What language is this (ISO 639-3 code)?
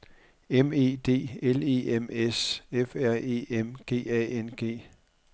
dan